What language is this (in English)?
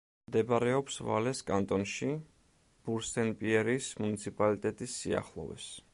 Georgian